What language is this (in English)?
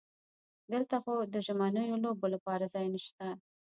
Pashto